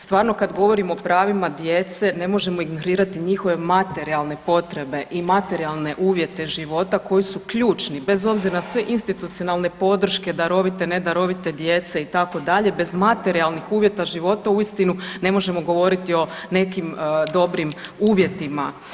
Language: Croatian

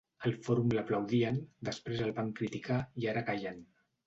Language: Catalan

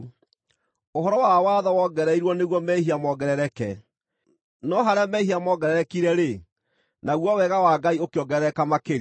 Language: Kikuyu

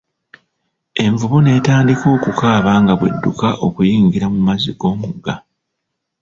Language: Ganda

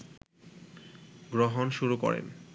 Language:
Bangla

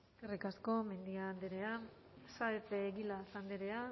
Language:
Basque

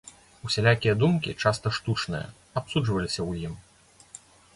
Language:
Belarusian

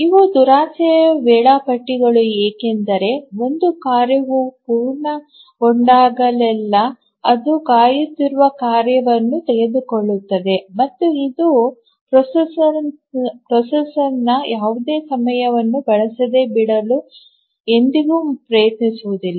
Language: Kannada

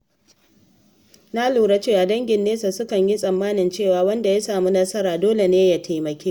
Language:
Hausa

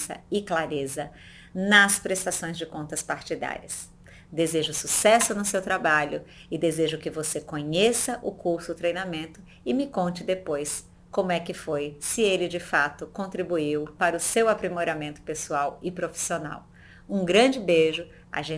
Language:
Portuguese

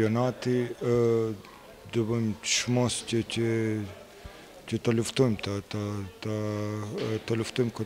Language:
Romanian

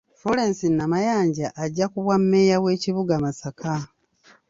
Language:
Ganda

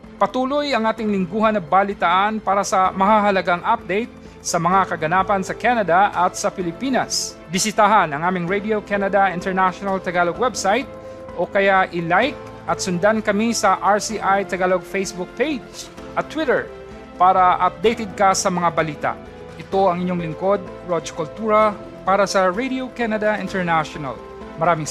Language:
Filipino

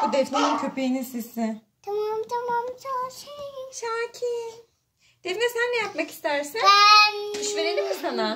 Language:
Turkish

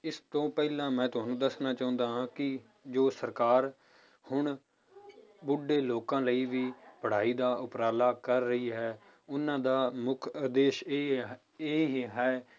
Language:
Punjabi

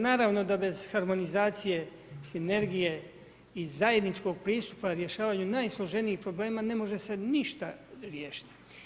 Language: Croatian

